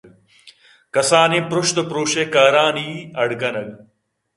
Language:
Eastern Balochi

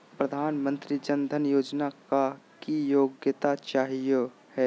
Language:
Magahi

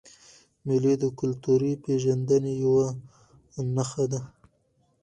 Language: Pashto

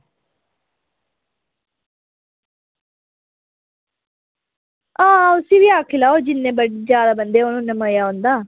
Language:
Dogri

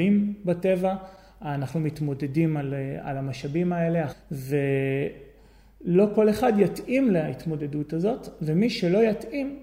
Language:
Hebrew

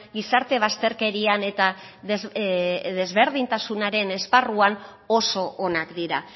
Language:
Basque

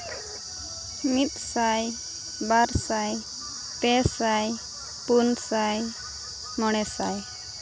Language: Santali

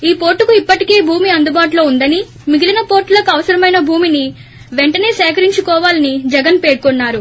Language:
Telugu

